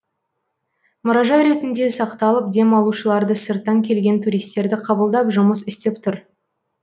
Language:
Kazakh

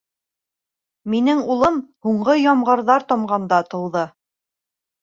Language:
Bashkir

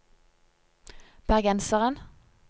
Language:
Norwegian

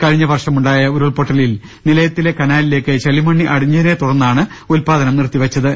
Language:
Malayalam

